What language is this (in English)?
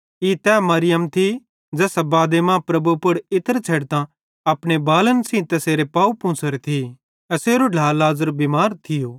Bhadrawahi